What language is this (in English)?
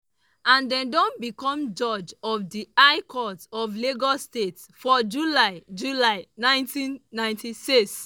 Nigerian Pidgin